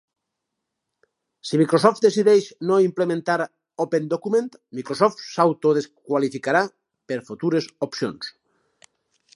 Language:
Catalan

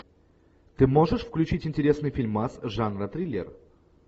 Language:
Russian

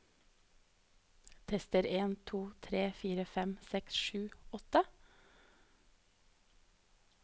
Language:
Norwegian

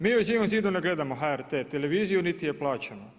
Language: Croatian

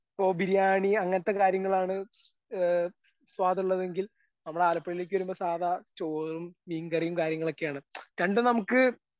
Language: Malayalam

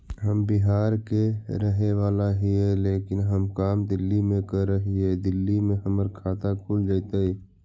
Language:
Magahi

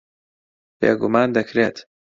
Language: Central Kurdish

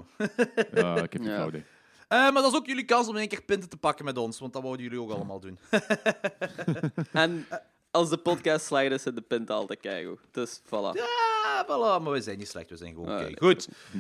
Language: Dutch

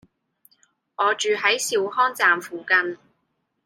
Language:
Cantonese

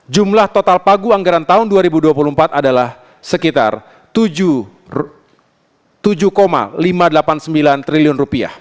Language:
Indonesian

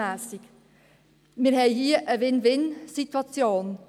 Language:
Swiss German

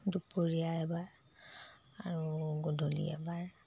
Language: Assamese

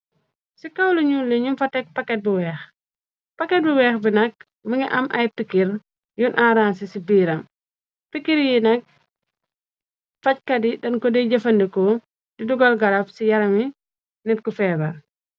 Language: Wolof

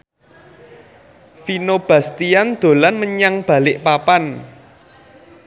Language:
Javanese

